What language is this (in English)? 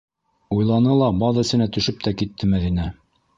Bashkir